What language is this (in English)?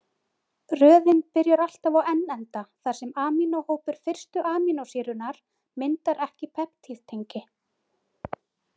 Icelandic